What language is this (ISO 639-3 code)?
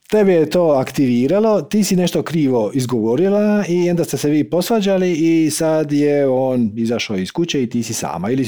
hrv